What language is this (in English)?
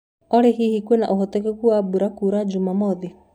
Kikuyu